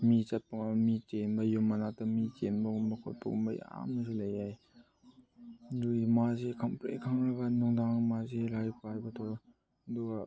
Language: Manipuri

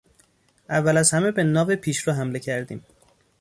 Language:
Persian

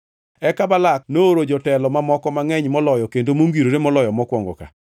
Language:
Luo (Kenya and Tanzania)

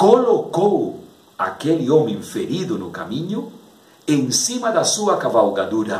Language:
Portuguese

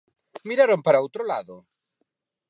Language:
Galician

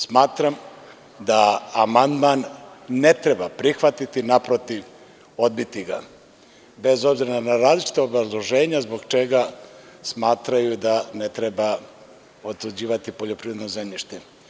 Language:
Serbian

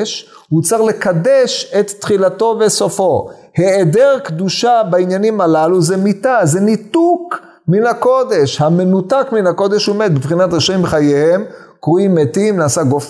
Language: Hebrew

